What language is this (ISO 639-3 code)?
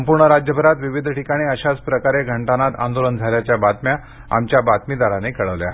mar